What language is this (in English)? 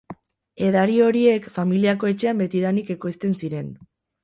Basque